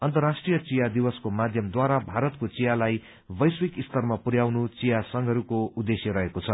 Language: Nepali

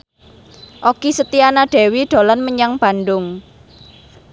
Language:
Javanese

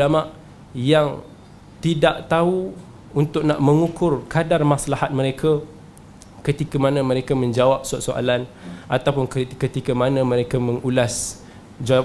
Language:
Malay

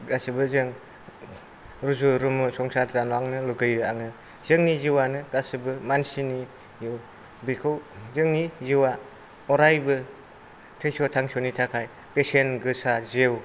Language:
Bodo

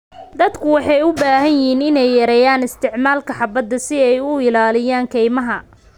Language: Somali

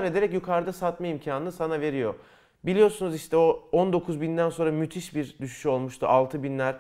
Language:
Turkish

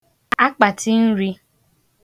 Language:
Igbo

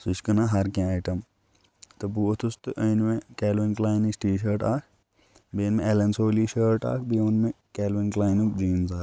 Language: Kashmiri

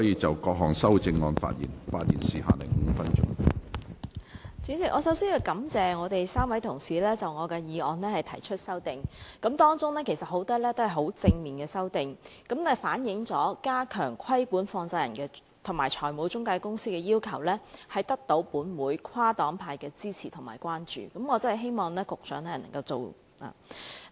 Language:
Cantonese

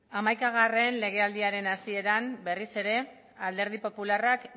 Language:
Basque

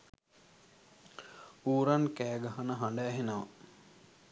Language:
Sinhala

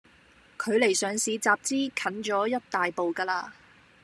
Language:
Cantonese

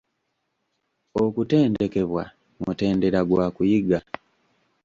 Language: Ganda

